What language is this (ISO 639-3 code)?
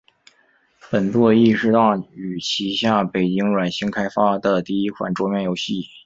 zho